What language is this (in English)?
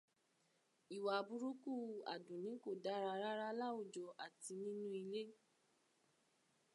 Yoruba